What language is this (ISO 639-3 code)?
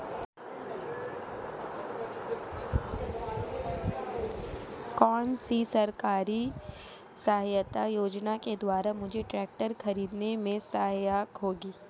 hin